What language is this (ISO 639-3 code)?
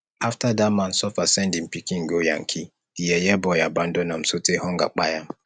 pcm